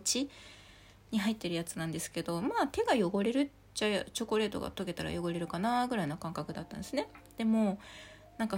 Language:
Japanese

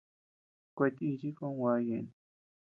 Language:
Tepeuxila Cuicatec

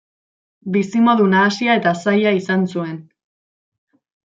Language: Basque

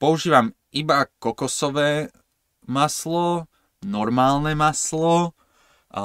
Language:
Slovak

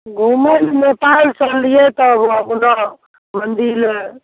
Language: Maithili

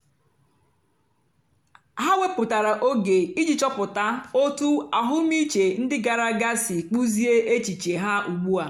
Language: Igbo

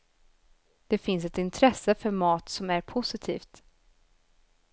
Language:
Swedish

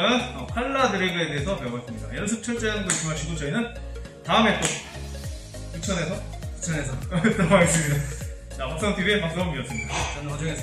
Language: Korean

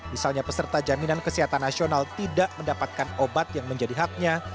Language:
Indonesian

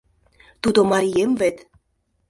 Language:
Mari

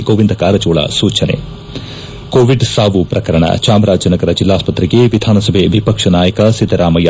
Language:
Kannada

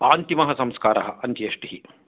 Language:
Sanskrit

